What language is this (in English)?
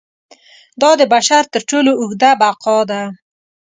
Pashto